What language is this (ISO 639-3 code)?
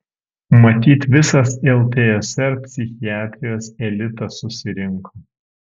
lit